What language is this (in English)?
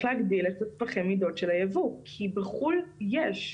Hebrew